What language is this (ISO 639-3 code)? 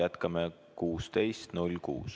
est